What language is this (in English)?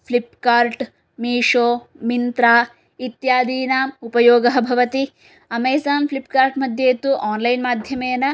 Sanskrit